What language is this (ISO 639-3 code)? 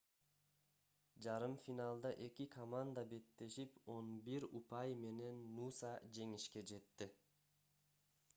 kir